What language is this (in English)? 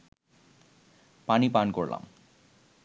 Bangla